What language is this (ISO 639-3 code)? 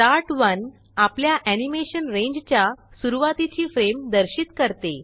mar